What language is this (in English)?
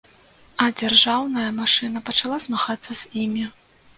Belarusian